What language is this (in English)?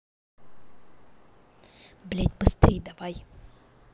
Russian